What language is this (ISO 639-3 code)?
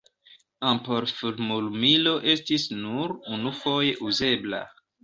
epo